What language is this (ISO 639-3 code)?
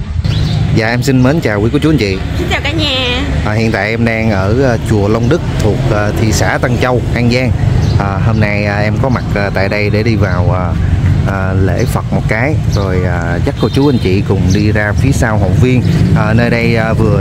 vie